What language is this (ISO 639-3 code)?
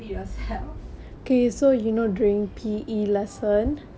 eng